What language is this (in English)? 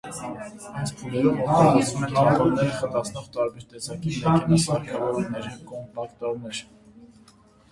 Armenian